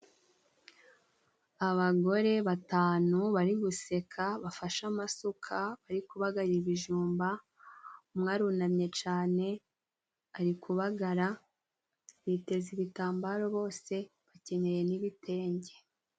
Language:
Kinyarwanda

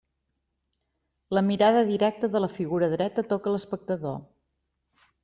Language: Catalan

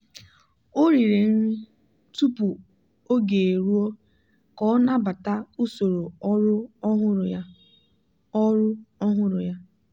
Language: Igbo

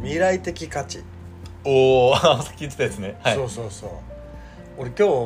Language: Japanese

